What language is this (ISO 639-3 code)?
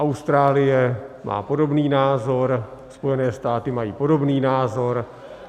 ces